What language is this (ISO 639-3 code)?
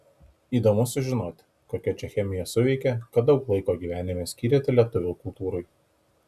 lit